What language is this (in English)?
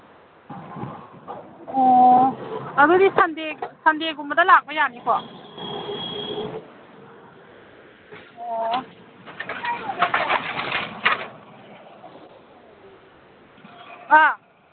Manipuri